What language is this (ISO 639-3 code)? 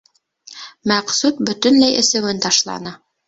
bak